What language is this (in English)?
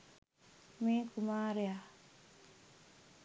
Sinhala